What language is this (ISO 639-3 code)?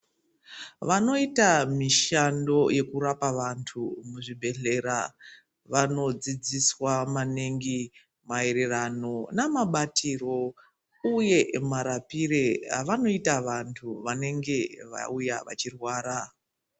ndc